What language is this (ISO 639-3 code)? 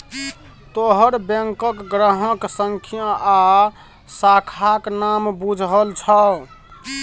mai